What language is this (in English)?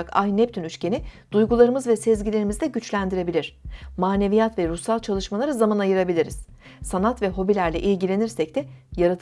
Turkish